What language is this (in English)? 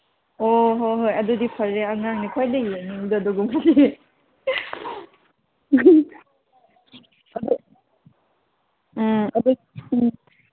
Manipuri